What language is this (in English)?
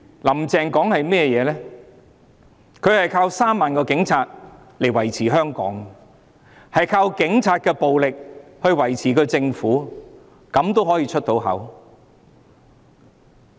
Cantonese